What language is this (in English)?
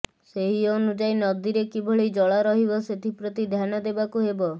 Odia